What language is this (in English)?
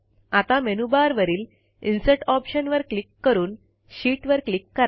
Marathi